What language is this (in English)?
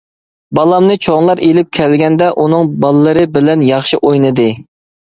Uyghur